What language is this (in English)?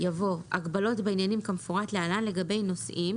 Hebrew